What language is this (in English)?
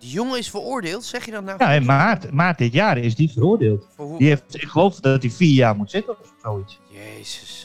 Dutch